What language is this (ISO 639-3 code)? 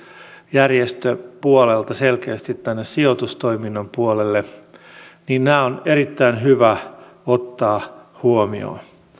fin